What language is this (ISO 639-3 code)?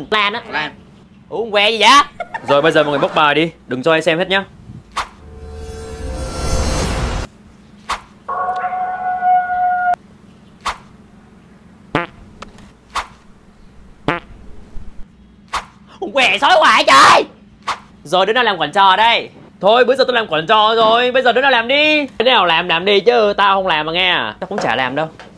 vie